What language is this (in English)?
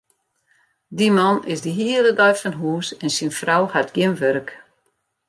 Western Frisian